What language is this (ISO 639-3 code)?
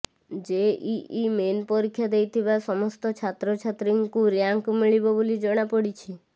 ori